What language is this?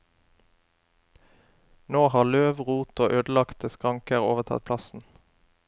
Norwegian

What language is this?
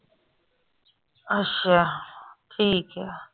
Punjabi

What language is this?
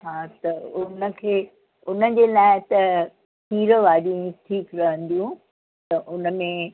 Sindhi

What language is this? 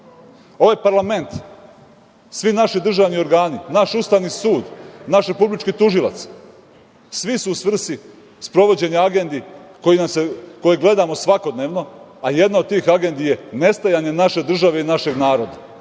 Serbian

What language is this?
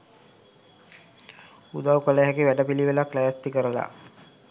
Sinhala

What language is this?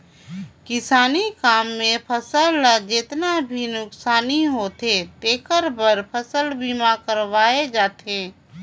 Chhattisgarhi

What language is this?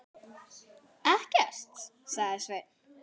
Icelandic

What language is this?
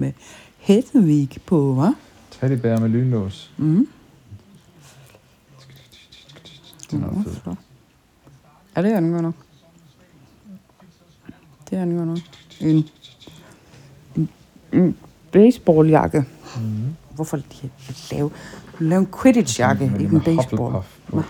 Danish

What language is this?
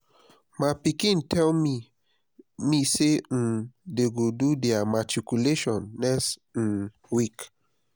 Nigerian Pidgin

